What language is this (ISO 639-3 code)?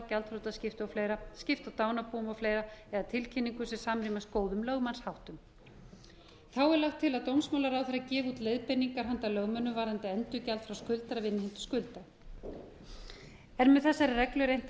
isl